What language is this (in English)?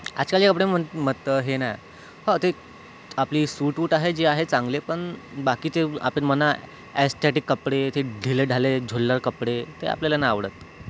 Marathi